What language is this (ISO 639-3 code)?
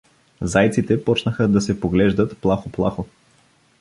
bul